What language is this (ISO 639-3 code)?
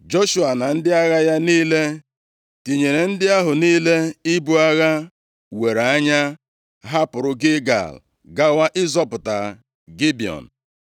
ibo